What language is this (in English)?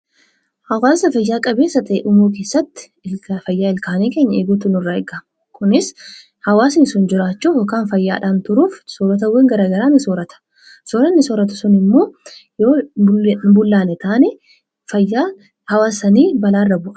Oromo